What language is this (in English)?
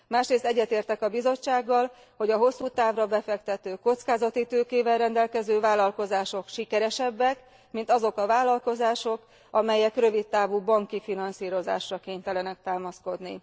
Hungarian